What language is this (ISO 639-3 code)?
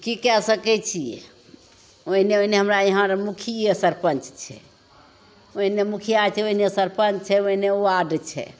mai